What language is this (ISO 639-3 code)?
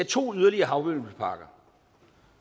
dan